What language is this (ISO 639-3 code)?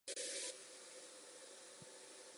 zho